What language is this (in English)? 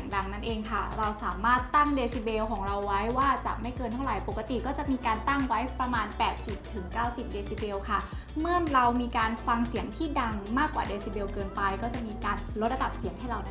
Thai